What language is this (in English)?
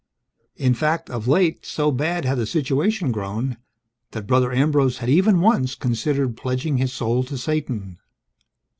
English